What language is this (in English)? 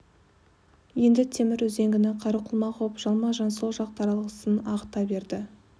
Kazakh